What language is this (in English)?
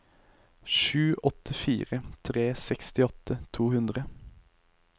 Norwegian